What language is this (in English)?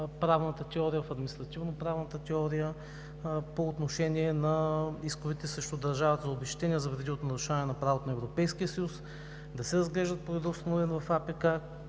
Bulgarian